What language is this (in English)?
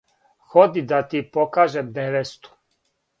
Serbian